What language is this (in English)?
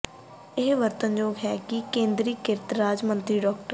Punjabi